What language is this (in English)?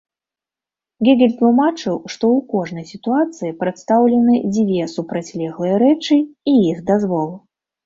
Belarusian